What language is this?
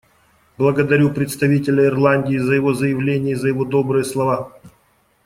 Russian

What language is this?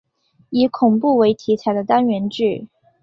Chinese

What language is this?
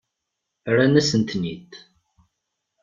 Kabyle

